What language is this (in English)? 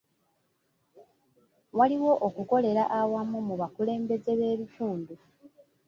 Ganda